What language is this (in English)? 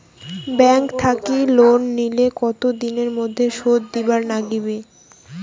Bangla